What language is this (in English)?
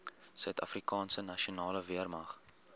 Afrikaans